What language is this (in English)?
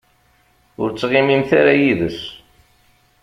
Kabyle